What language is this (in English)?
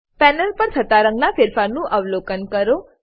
Gujarati